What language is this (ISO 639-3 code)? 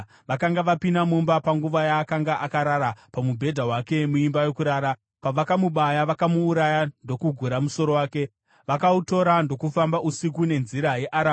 sna